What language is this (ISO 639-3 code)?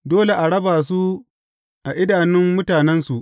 hau